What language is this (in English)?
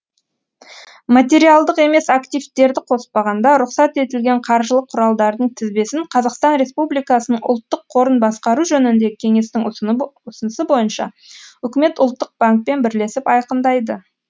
Kazakh